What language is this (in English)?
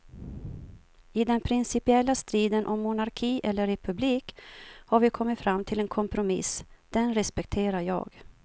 Swedish